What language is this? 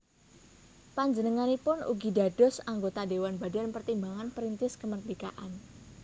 Javanese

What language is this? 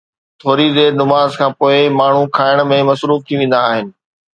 Sindhi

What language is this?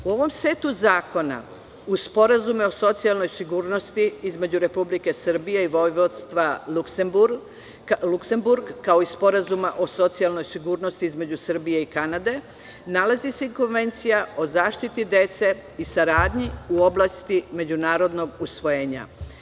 Serbian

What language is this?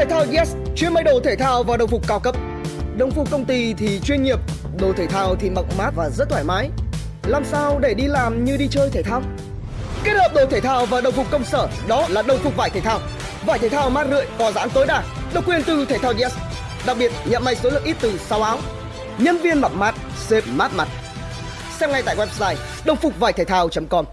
Vietnamese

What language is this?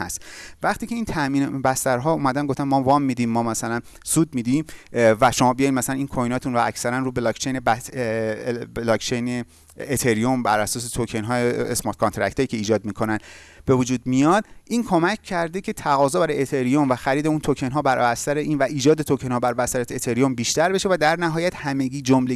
Persian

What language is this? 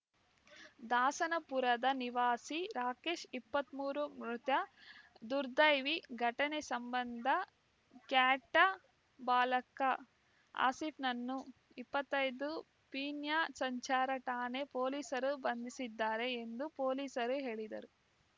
Kannada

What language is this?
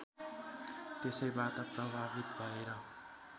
Nepali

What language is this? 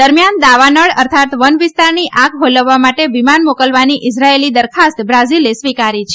Gujarati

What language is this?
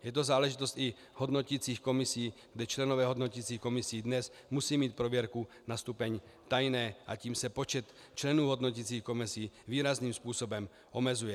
Czech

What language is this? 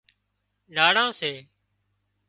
Wadiyara Koli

